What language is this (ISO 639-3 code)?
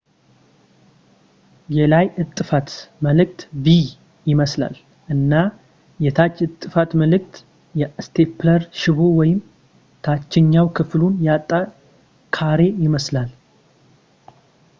amh